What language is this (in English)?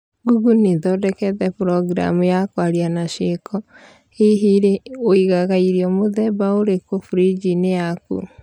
Kikuyu